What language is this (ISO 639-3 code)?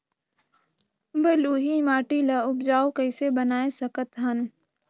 hne